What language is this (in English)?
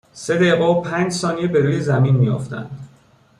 Persian